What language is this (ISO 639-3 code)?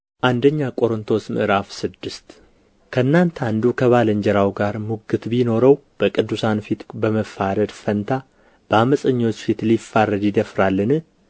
amh